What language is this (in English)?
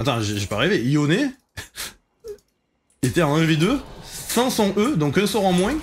French